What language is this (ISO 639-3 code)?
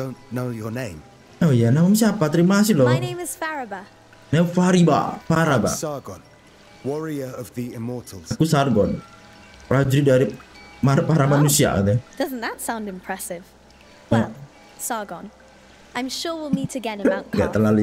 ind